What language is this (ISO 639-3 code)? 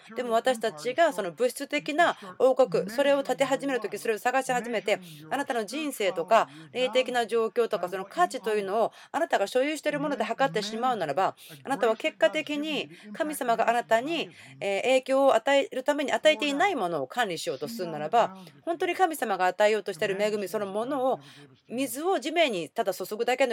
jpn